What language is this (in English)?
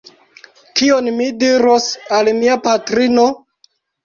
Esperanto